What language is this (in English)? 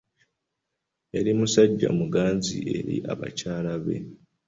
Ganda